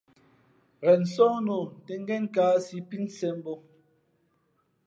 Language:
Fe'fe'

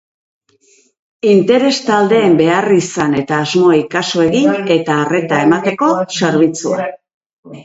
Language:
Basque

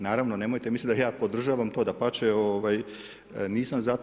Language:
Croatian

